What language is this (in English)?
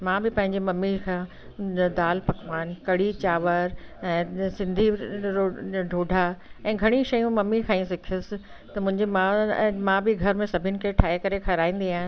Sindhi